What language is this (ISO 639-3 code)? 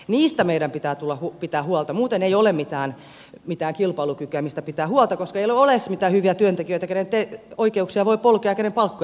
fin